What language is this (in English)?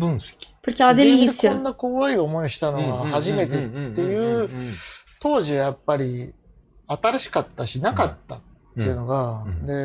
Portuguese